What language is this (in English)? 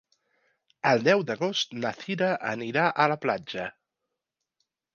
Catalan